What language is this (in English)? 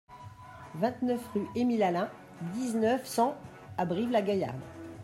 French